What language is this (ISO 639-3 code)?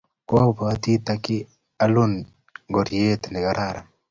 kln